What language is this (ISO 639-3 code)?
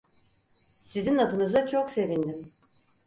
tur